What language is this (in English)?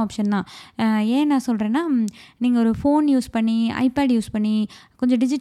Tamil